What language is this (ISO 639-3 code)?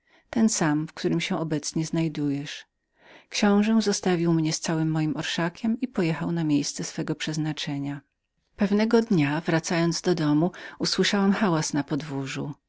pol